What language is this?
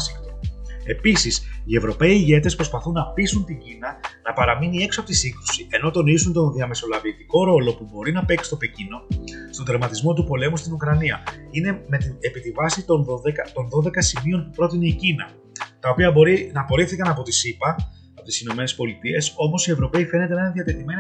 Greek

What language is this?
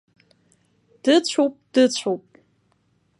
Abkhazian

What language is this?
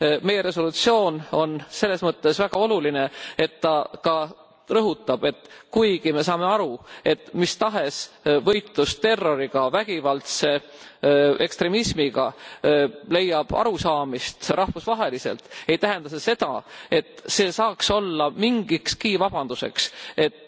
Estonian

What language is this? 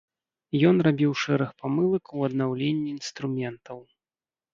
Belarusian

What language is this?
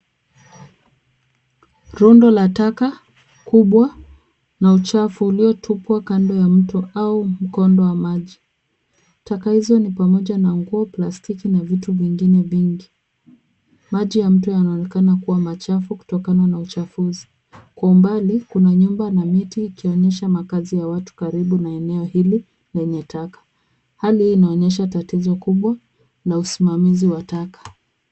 Swahili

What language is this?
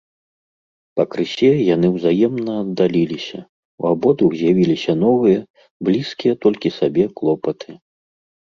Belarusian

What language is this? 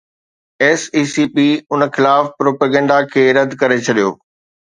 Sindhi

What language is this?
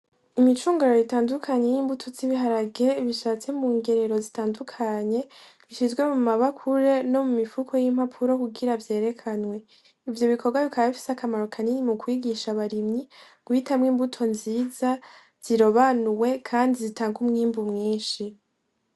Rundi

